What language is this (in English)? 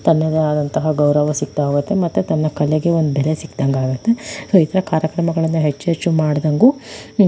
Kannada